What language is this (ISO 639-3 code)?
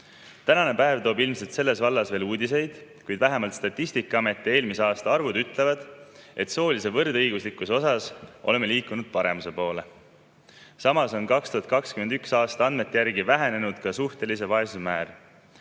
est